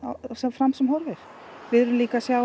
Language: Icelandic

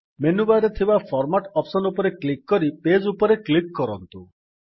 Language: Odia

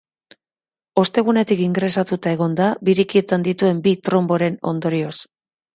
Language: Basque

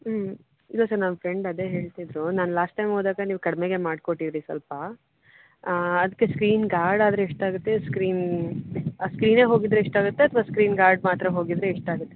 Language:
Kannada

